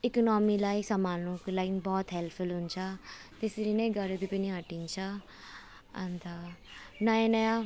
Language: Nepali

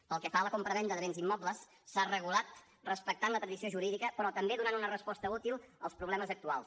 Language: Catalan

